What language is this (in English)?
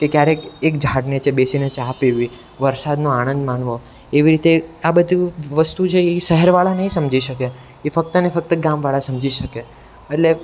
Gujarati